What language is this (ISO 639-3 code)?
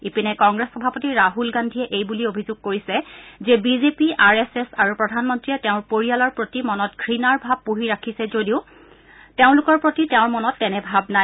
asm